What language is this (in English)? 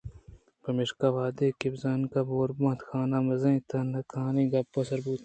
Eastern Balochi